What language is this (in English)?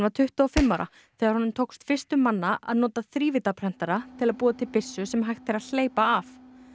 Icelandic